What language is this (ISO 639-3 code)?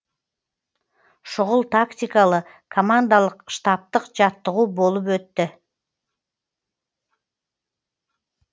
kaz